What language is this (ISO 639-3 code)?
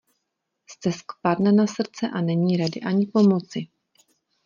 ces